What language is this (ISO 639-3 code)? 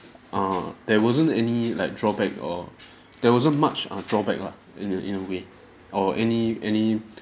eng